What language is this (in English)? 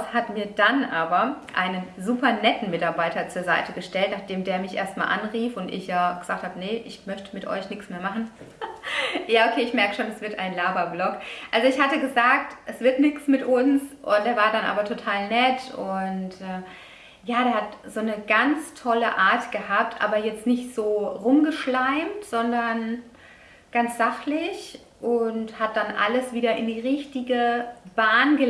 German